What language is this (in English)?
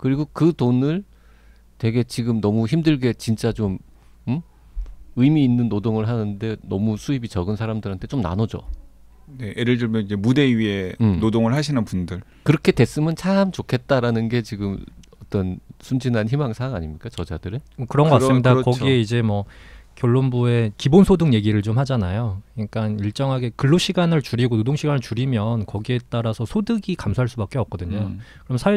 Korean